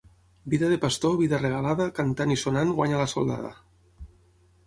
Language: Catalan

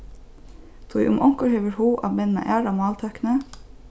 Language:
Faroese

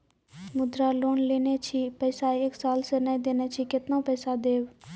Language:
Maithili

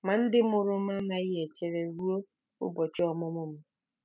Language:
Igbo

